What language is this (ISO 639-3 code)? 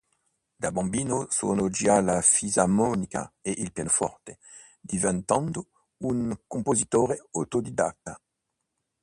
ita